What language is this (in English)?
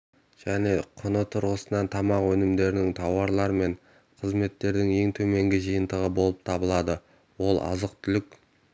Kazakh